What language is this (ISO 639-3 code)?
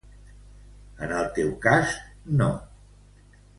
cat